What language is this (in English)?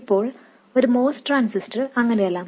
Malayalam